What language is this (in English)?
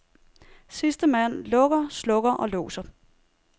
Danish